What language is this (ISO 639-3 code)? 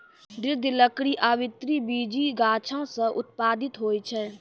mai